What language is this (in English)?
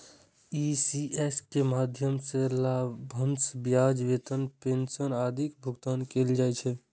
Maithili